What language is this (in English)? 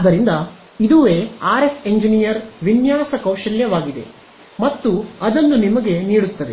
Kannada